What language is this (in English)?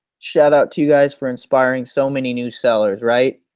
English